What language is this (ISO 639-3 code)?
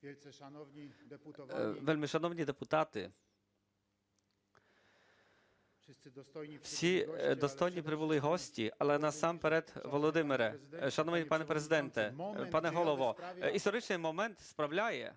ukr